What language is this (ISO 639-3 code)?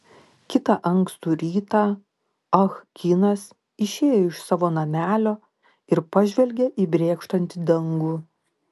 lit